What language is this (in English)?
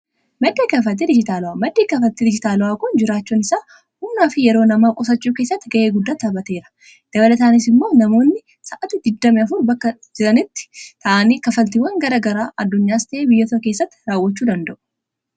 Oromo